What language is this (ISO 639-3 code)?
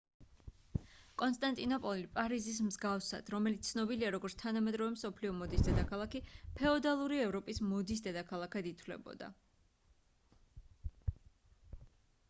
kat